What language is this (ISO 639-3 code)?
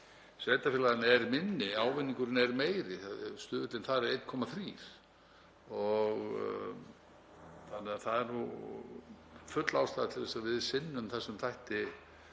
isl